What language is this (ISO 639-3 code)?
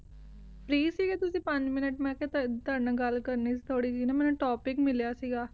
pan